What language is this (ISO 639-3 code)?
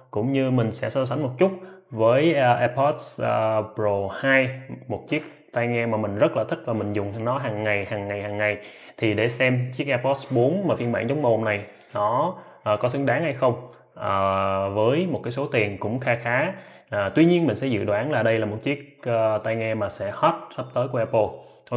vie